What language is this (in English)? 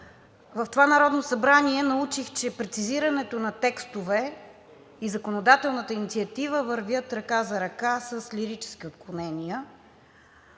Bulgarian